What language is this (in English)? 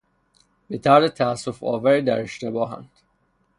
Persian